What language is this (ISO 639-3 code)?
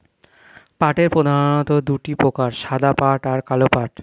ben